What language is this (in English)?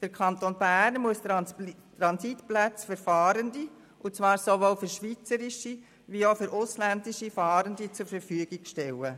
Swiss German